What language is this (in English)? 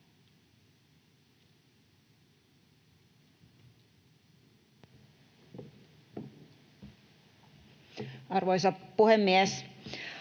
Finnish